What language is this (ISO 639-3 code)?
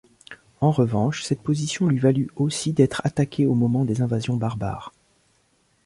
fra